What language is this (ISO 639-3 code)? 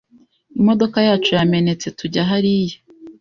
kin